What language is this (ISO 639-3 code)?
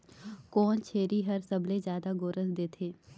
hne